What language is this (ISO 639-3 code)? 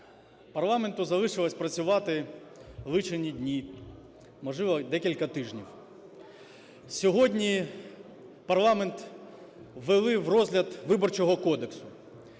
ukr